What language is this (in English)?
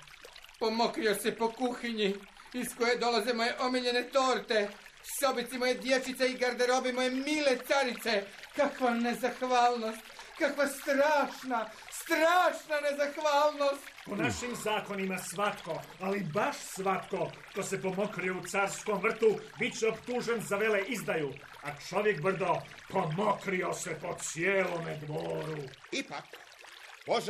Croatian